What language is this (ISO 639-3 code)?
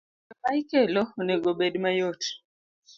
luo